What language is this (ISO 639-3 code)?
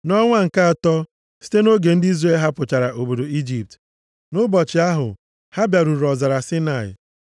ibo